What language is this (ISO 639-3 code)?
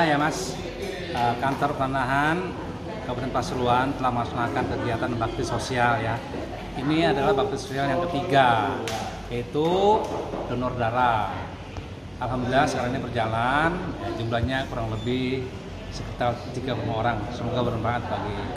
ind